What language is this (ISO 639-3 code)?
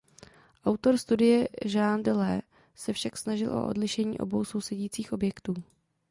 ces